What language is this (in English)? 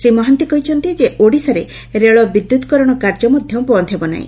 Odia